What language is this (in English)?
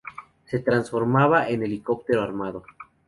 Spanish